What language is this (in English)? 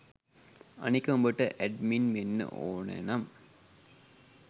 Sinhala